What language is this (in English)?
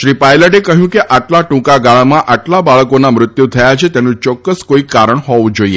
Gujarati